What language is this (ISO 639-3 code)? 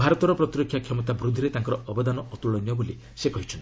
ori